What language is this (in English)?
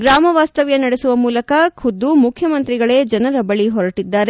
Kannada